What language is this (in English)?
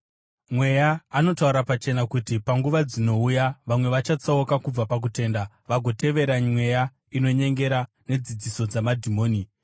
Shona